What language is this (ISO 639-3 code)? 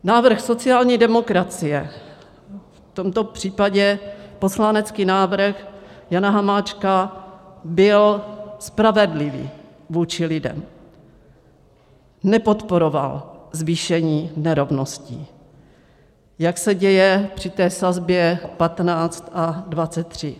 ces